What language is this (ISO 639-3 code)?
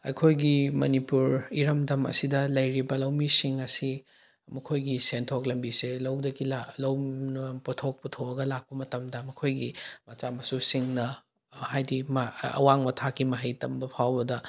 mni